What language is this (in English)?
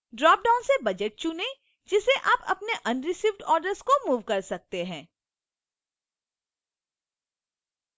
Hindi